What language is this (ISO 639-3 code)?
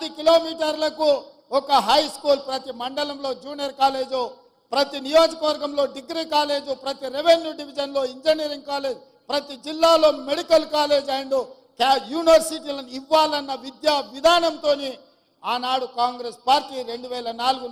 tel